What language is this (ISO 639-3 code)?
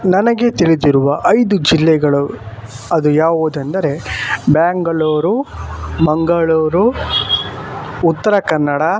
kan